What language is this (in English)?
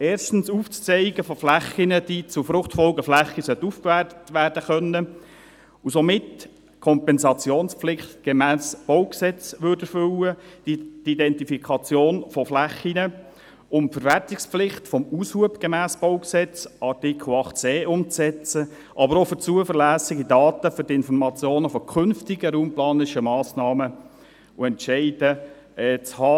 Swiss German